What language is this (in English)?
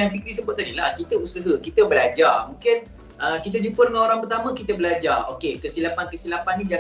Malay